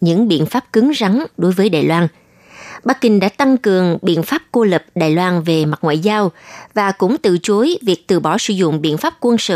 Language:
Vietnamese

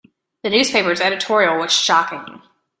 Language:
English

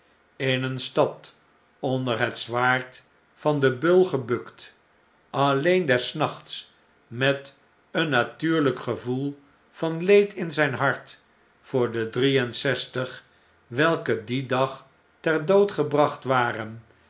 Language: Dutch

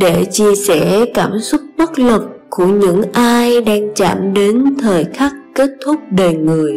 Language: Vietnamese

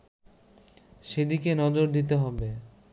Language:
Bangla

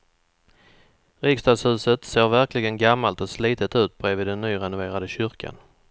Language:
Swedish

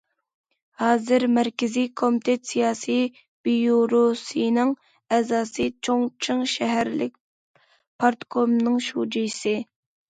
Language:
Uyghur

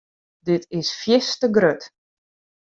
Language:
Western Frisian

